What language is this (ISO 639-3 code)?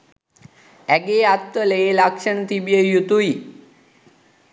sin